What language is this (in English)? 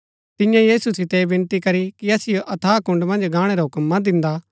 Gaddi